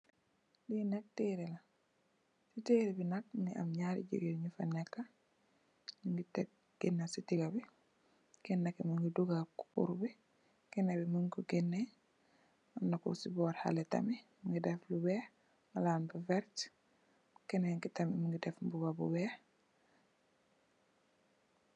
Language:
Wolof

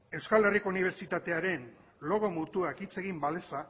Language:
Basque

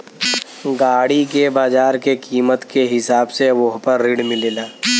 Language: Bhojpuri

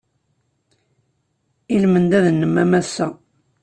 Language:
Kabyle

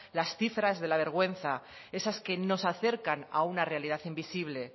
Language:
Spanish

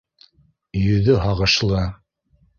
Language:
Bashkir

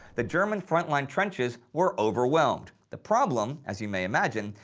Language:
English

